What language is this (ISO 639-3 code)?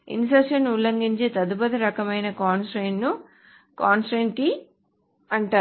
tel